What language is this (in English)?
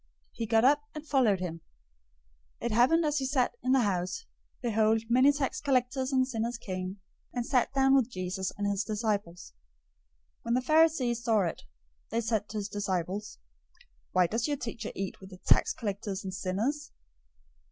English